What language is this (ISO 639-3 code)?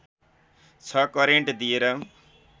nep